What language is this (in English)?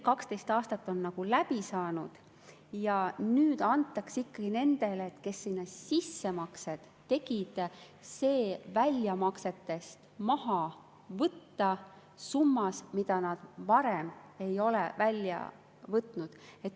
Estonian